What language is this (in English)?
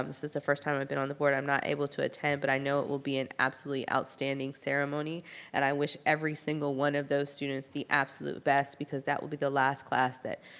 English